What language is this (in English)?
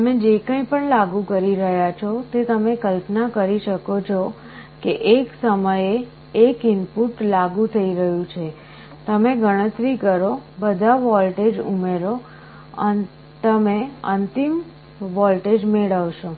Gujarati